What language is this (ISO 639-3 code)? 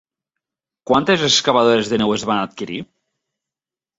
cat